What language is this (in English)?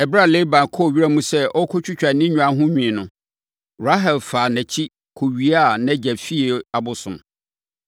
Akan